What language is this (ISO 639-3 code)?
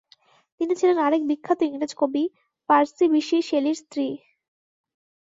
ben